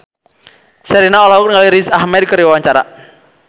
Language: Sundanese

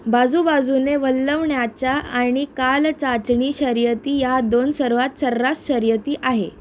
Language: Marathi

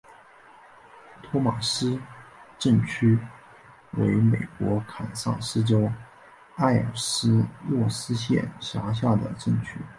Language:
Chinese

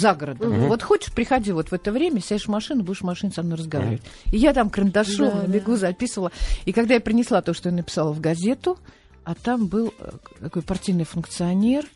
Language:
Russian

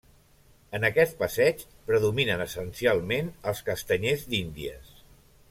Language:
Catalan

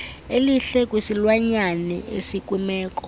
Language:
Xhosa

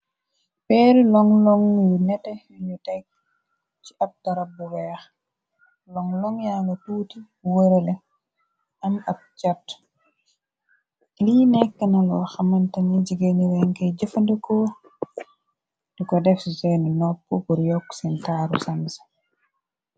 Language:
Wolof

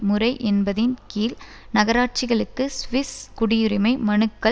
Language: Tamil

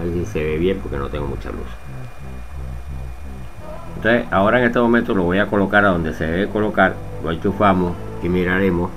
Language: Spanish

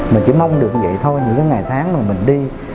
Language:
Vietnamese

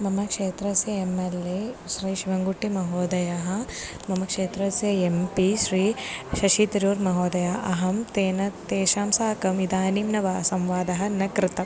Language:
Sanskrit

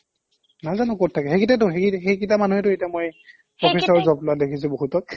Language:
Assamese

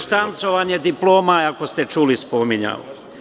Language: Serbian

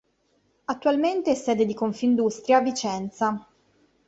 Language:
Italian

